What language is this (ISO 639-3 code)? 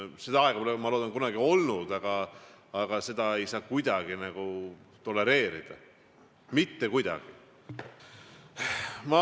est